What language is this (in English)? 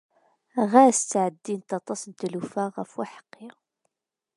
Kabyle